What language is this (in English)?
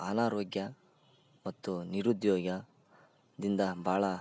Kannada